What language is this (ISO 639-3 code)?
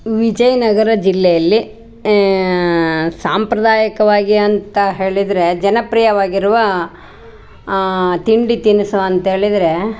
kan